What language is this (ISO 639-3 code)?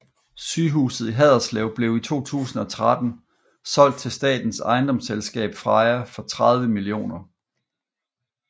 dan